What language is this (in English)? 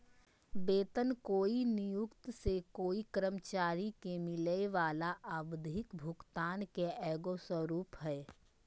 Magahi